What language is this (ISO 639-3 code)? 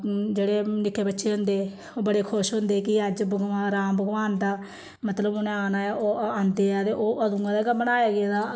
doi